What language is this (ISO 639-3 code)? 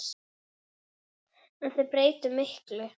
isl